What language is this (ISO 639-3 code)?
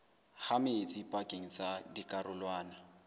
sot